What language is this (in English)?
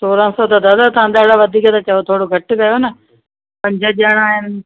Sindhi